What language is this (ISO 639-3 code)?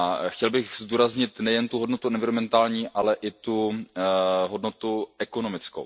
ces